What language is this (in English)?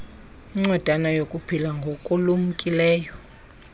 Xhosa